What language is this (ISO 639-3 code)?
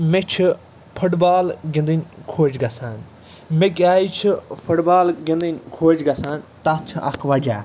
kas